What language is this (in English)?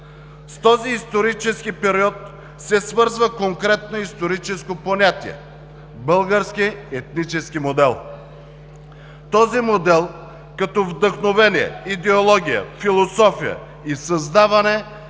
Bulgarian